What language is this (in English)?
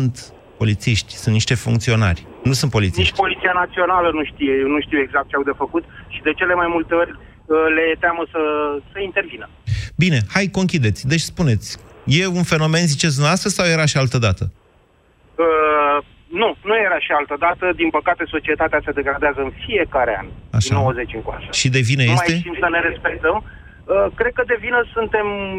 Romanian